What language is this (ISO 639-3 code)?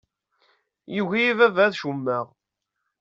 kab